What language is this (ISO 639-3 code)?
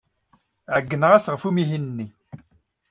kab